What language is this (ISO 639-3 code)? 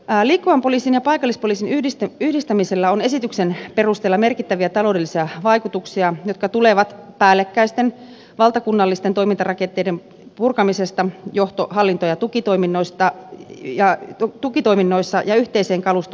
fin